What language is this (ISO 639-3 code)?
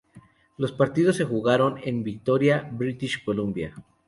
spa